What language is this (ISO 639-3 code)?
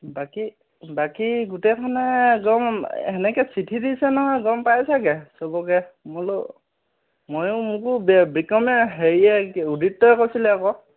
asm